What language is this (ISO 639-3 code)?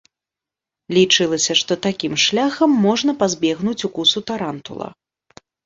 bel